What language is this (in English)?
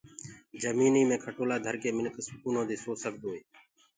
Gurgula